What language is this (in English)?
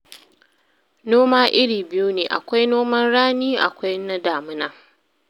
Hausa